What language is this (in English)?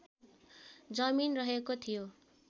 Nepali